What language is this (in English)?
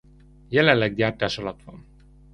Hungarian